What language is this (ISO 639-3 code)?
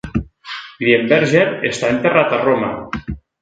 cat